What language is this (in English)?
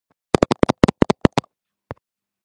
Georgian